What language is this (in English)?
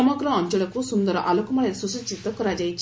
Odia